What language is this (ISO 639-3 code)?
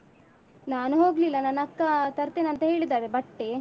kan